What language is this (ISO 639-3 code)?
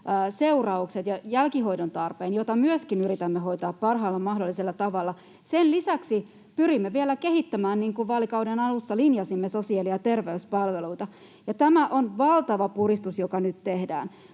fin